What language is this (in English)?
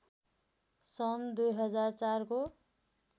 Nepali